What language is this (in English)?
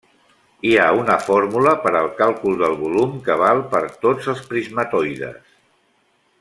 Catalan